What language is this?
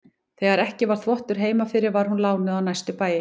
Icelandic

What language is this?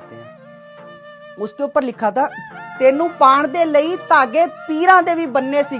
Punjabi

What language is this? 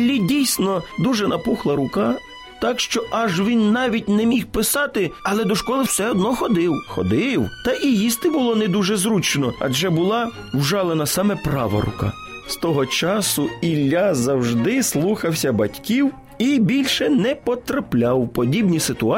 Ukrainian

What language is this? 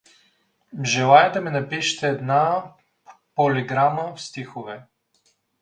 Bulgarian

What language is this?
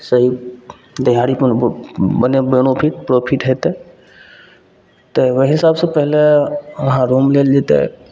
Maithili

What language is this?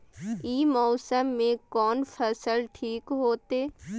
Maithili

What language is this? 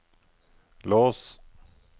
Norwegian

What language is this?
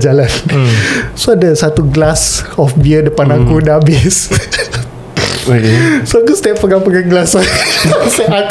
Malay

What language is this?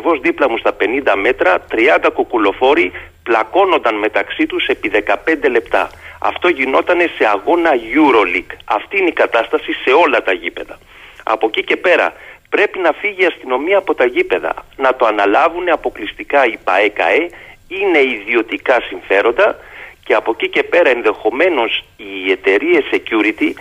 Greek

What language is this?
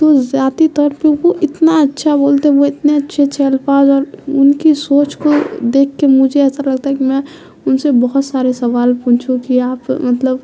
Urdu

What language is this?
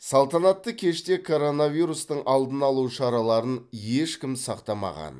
Kazakh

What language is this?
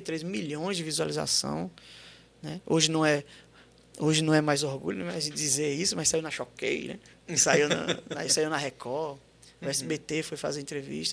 Portuguese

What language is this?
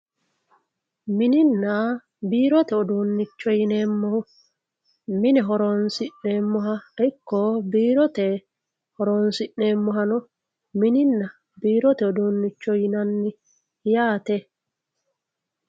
Sidamo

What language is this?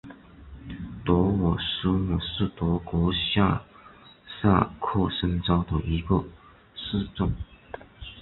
Chinese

